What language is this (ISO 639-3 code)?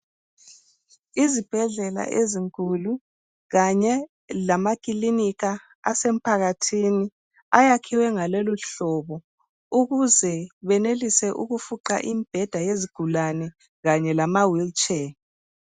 nde